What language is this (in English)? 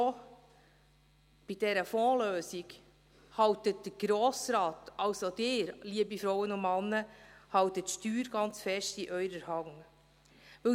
Swiss German